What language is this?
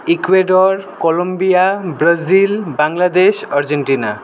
Nepali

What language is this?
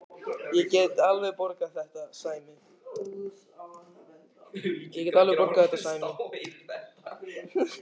Icelandic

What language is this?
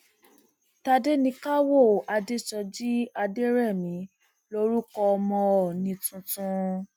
Yoruba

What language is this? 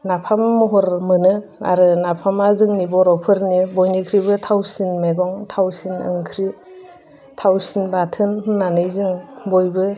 Bodo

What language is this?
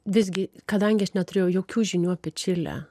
Lithuanian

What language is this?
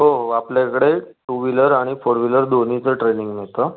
Marathi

